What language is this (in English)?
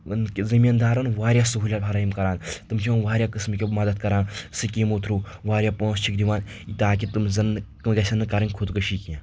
Kashmiri